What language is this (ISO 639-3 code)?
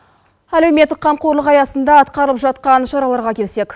kaz